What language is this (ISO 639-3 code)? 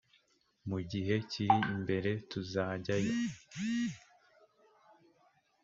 kin